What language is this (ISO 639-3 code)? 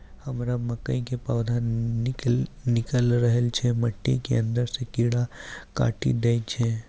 mai